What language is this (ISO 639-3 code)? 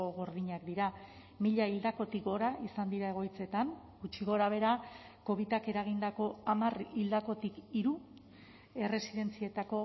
eus